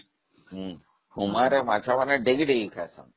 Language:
Odia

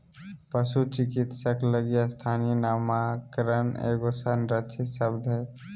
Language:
Magahi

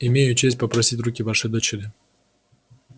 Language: Russian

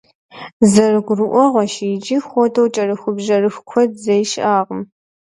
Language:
Kabardian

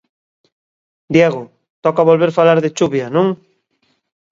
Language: Galician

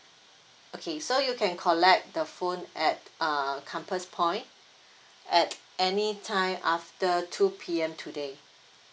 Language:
English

